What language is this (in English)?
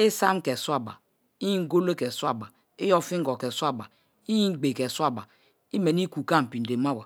Kalabari